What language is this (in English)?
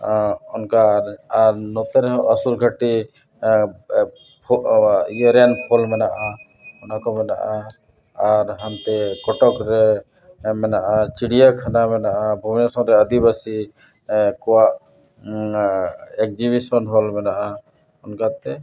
Santali